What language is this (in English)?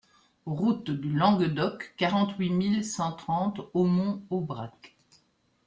French